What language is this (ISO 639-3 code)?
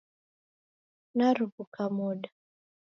dav